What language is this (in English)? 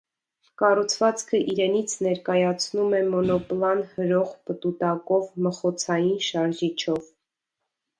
Armenian